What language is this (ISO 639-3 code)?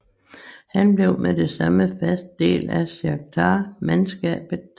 dan